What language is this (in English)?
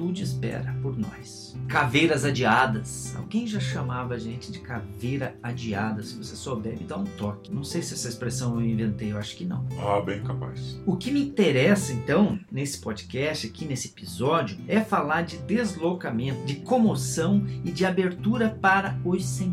Portuguese